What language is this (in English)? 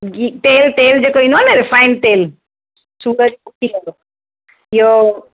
Sindhi